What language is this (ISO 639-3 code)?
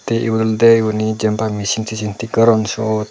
ccp